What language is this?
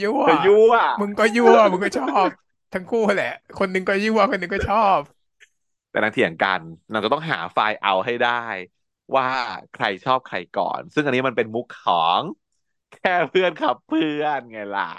Thai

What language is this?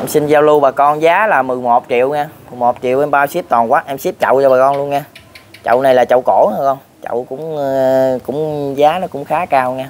Vietnamese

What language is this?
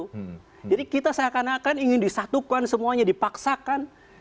Indonesian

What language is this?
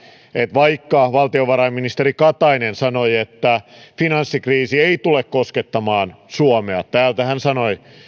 Finnish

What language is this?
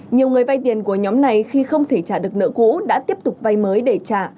Vietnamese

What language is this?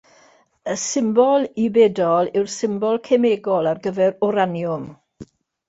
Welsh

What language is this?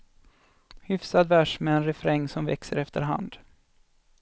Swedish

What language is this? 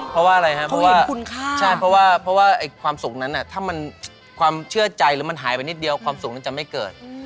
Thai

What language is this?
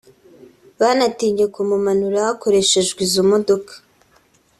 Kinyarwanda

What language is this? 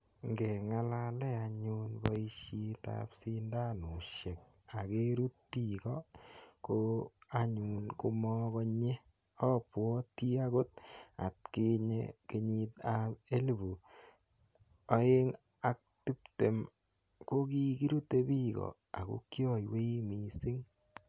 Kalenjin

